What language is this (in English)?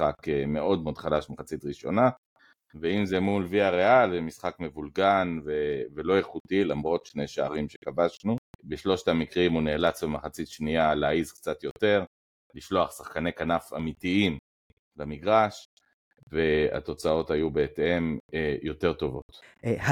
Hebrew